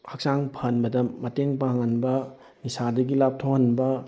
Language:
Manipuri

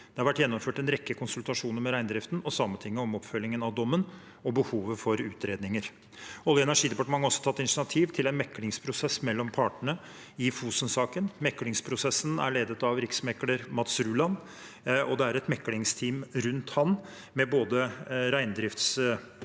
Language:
Norwegian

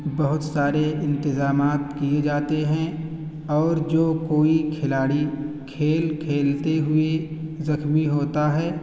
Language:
Urdu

